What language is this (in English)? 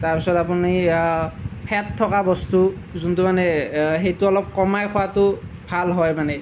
Assamese